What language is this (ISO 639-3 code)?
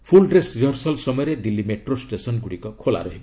ori